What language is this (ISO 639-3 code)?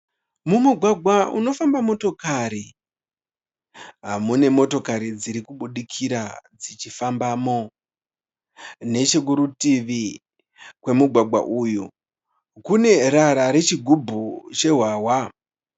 sna